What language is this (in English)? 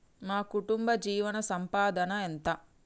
Telugu